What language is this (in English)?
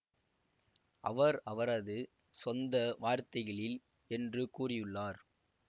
Tamil